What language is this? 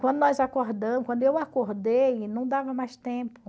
Portuguese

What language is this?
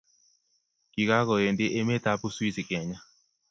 Kalenjin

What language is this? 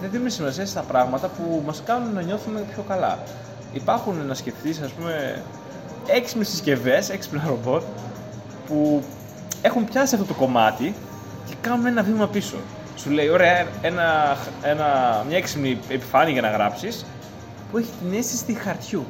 Greek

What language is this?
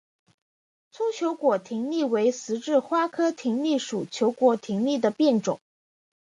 Chinese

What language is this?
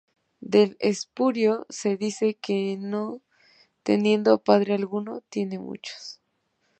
Spanish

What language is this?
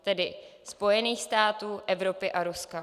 Czech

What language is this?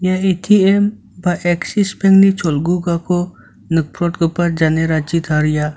Garo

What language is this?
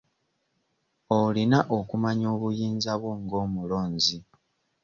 Ganda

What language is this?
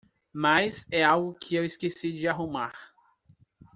Portuguese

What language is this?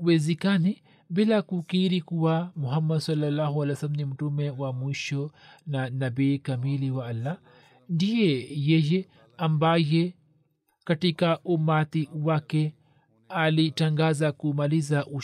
Swahili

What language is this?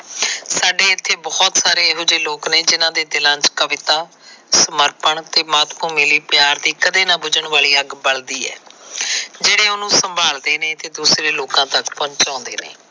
Punjabi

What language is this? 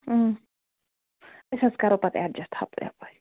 Kashmiri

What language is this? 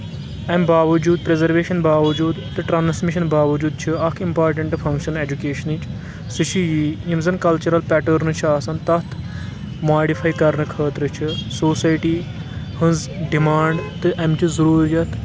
Kashmiri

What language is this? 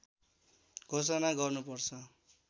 Nepali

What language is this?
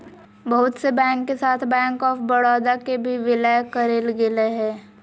Magahi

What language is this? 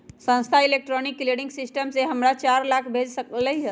Magahi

